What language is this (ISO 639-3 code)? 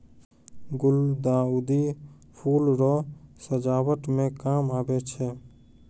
mai